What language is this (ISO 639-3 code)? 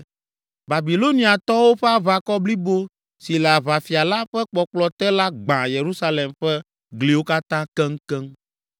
ewe